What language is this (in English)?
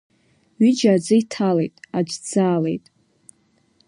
Abkhazian